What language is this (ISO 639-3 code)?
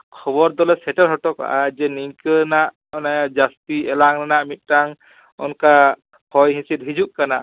sat